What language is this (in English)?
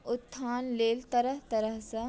Maithili